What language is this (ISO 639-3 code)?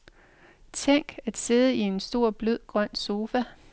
dan